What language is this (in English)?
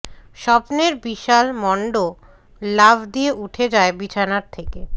Bangla